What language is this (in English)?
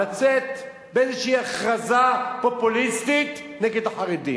Hebrew